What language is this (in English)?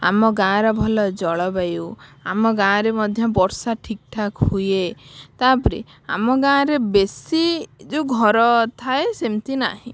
Odia